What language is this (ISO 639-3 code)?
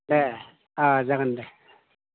brx